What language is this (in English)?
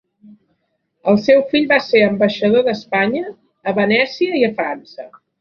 Catalan